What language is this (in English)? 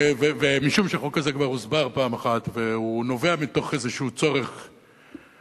Hebrew